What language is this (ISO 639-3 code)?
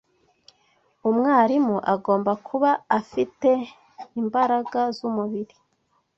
kin